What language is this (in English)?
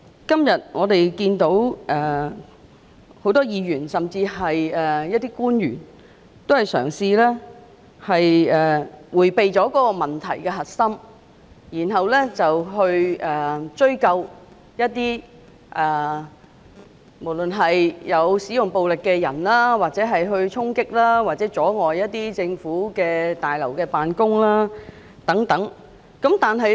Cantonese